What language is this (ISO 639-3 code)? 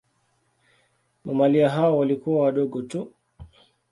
swa